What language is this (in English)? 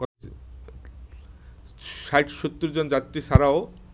Bangla